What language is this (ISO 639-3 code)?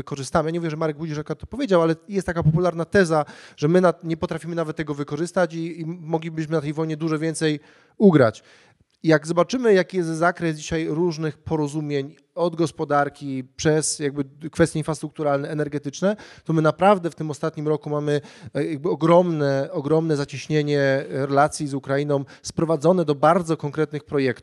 pol